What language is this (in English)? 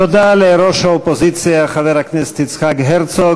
Hebrew